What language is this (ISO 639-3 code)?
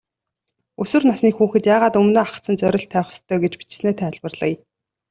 mon